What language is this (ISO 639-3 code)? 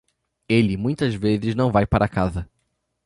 por